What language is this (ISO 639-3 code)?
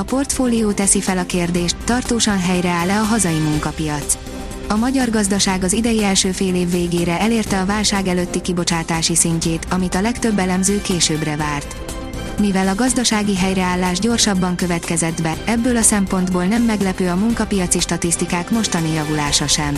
hun